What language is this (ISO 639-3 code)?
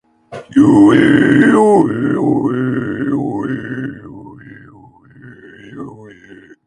eus